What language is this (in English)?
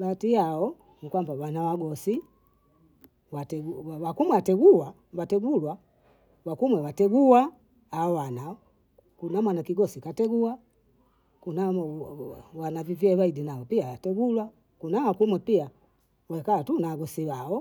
Bondei